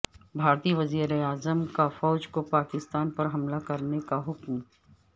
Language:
Urdu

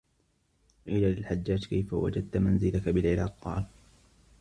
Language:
Arabic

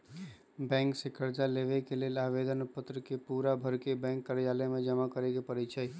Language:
Magahi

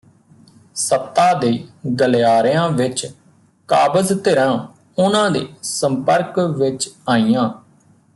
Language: Punjabi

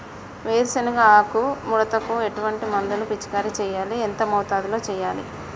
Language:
Telugu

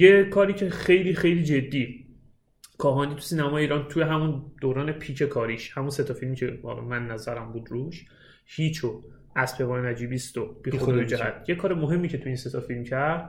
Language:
Persian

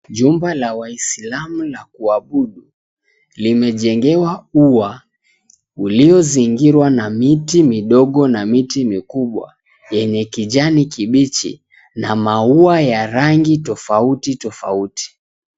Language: Swahili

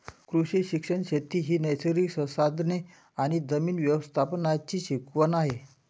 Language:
Marathi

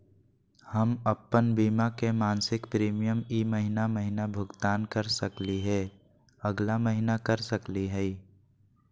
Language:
Magahi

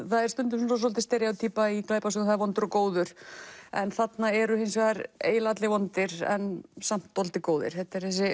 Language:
Icelandic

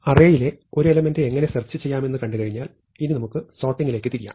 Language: Malayalam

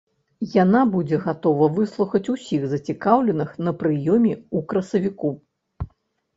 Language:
Belarusian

